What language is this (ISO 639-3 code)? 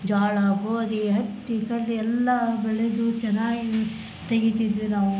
kan